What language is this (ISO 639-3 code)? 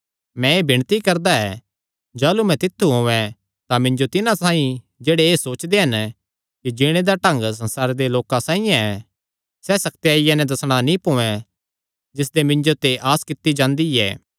xnr